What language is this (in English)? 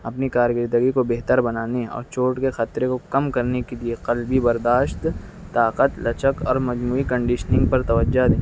Urdu